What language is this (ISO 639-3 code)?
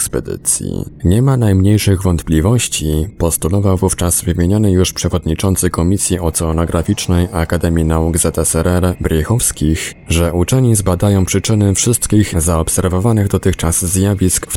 pol